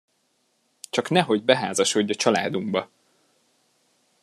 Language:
Hungarian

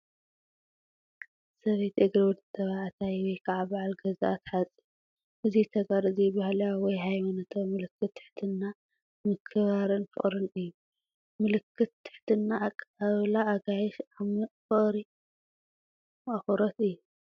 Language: Tigrinya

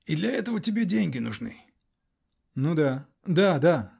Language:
Russian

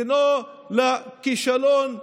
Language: Hebrew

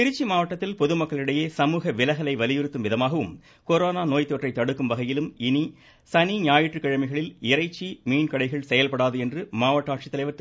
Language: Tamil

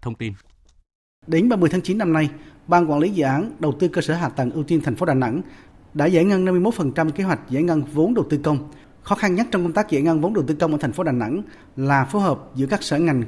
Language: Vietnamese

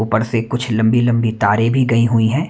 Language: Hindi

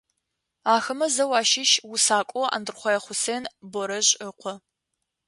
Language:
Adyghe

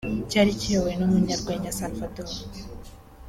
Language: Kinyarwanda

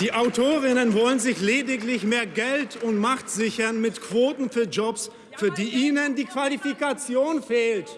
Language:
German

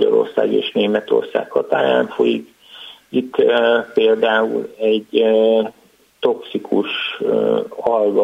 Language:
Hungarian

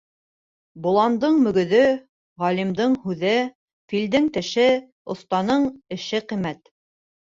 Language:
Bashkir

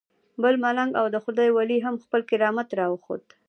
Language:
Pashto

